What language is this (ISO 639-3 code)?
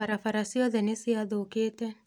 kik